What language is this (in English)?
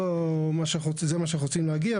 Hebrew